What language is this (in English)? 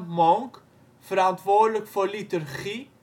Dutch